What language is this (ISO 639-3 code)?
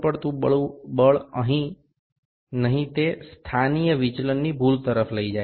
ben